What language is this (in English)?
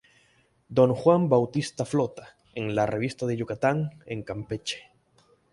Spanish